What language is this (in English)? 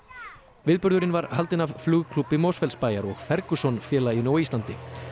Icelandic